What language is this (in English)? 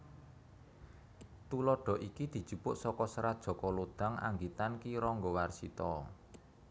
Javanese